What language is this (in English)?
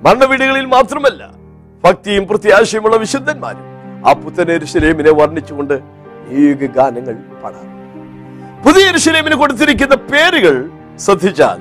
Malayalam